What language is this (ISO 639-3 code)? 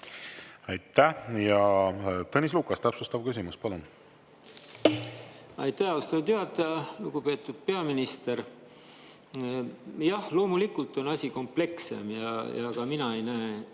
est